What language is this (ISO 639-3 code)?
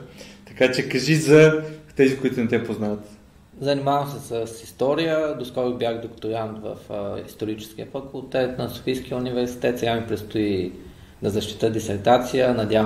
bul